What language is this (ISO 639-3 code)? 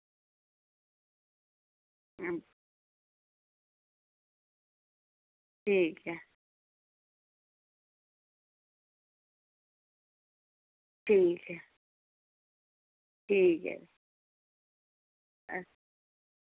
doi